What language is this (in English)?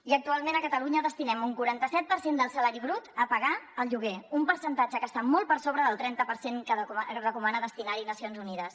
Catalan